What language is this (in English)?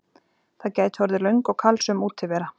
Icelandic